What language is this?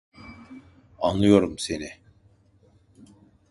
Turkish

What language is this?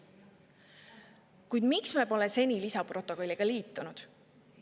Estonian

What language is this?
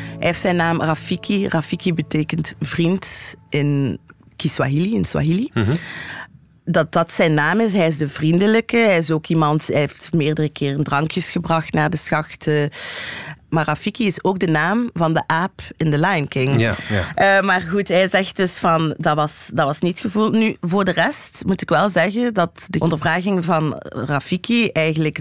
Dutch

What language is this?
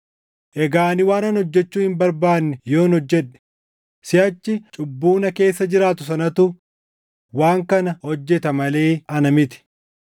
Oromo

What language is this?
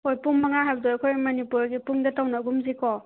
Manipuri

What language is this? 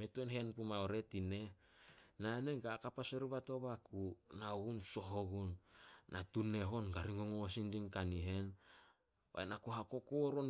Solos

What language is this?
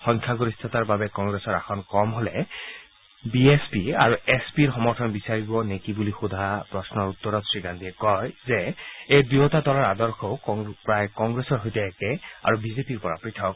Assamese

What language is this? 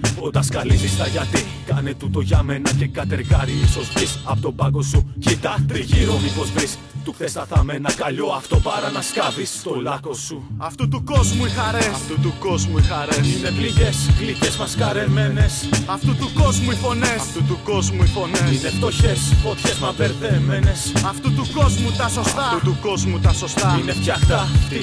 Greek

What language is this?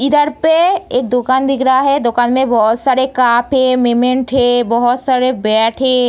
Hindi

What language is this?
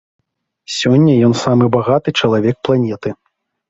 Belarusian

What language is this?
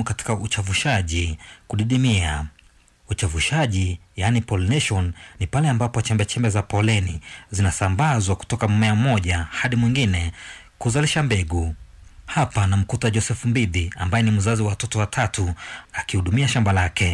Swahili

